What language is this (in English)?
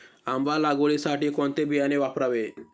Marathi